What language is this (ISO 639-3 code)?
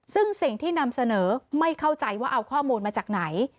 tha